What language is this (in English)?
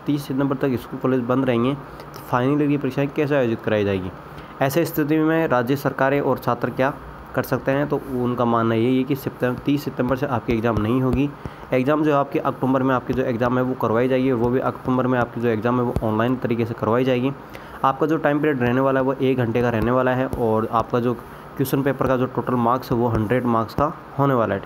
Hindi